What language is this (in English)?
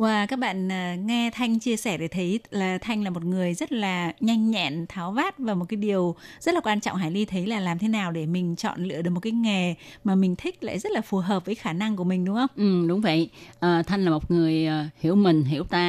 Vietnamese